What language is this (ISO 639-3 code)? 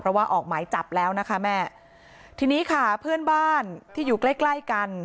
tha